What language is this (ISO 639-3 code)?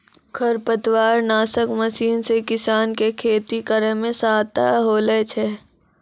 mai